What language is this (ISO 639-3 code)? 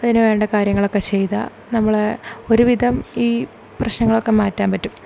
mal